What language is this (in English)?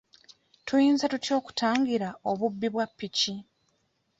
Ganda